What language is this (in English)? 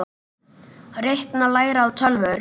Icelandic